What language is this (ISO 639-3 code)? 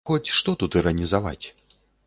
bel